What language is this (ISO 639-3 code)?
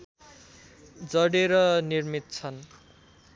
nep